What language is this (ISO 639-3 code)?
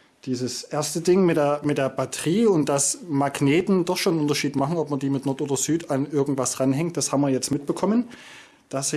deu